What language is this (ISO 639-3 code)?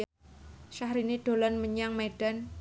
jav